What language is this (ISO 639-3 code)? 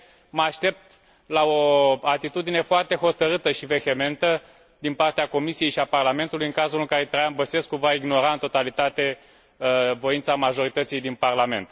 ron